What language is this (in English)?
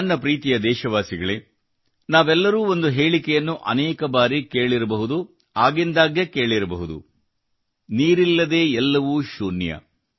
Kannada